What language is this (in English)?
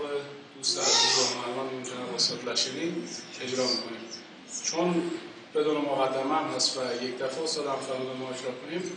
Persian